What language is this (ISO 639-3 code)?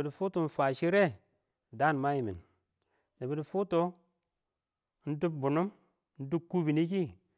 awo